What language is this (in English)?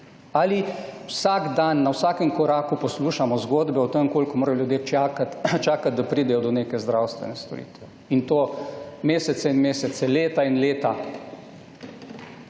Slovenian